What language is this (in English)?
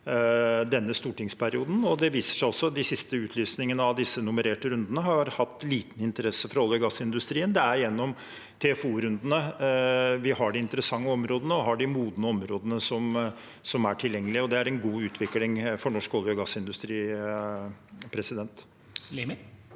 Norwegian